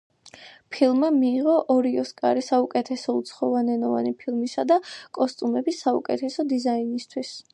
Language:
Georgian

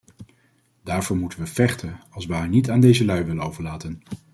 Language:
Dutch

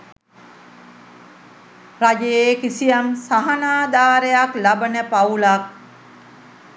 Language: Sinhala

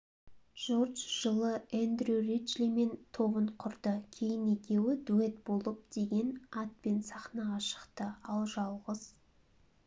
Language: Kazakh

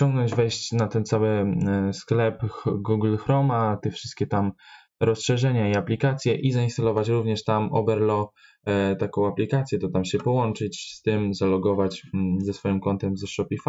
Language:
Polish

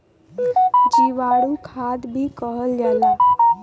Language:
Bhojpuri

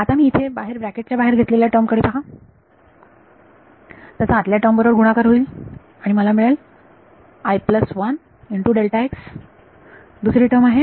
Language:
Marathi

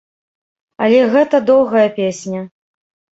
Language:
Belarusian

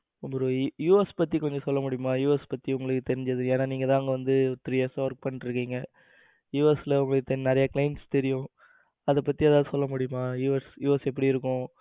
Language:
Tamil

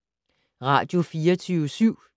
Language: Danish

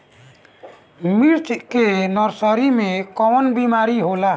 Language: Bhojpuri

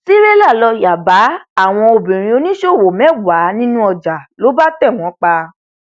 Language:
Yoruba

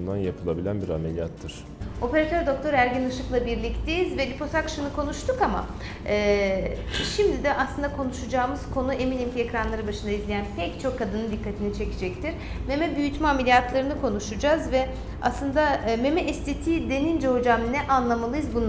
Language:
Turkish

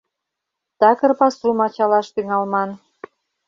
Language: Mari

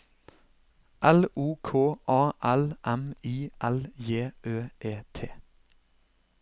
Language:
Norwegian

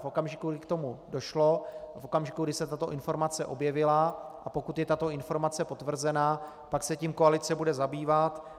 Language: Czech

